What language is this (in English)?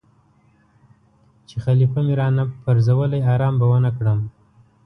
Pashto